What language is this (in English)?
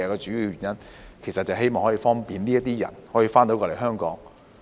Cantonese